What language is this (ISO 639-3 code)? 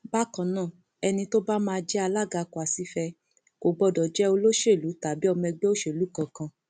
yor